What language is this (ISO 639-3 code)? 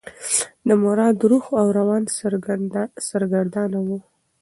pus